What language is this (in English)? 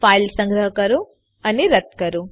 Gujarati